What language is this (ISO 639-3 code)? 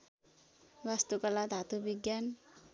nep